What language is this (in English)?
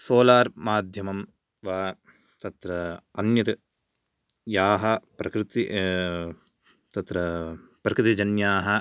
Sanskrit